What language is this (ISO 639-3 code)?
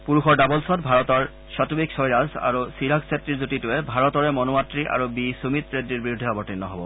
asm